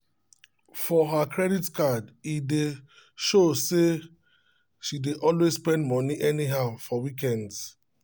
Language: Nigerian Pidgin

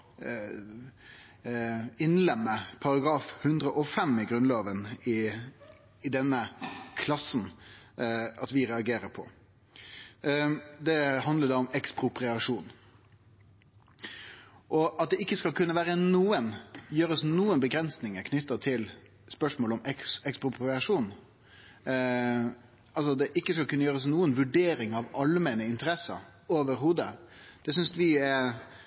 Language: Norwegian Nynorsk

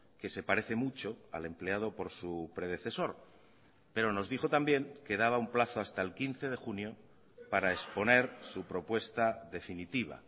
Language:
Spanish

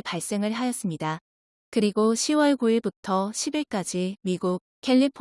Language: Korean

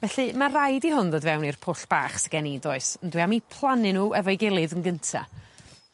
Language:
Welsh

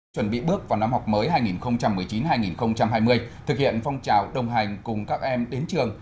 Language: Vietnamese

